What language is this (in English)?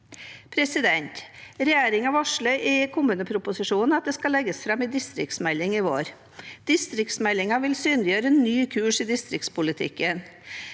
Norwegian